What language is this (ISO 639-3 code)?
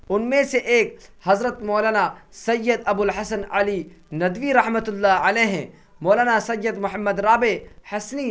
urd